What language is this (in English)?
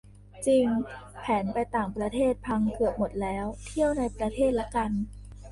Thai